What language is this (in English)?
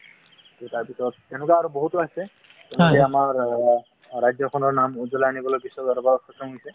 Assamese